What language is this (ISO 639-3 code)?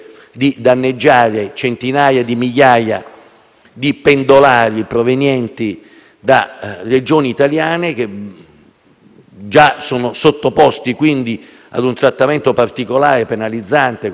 ita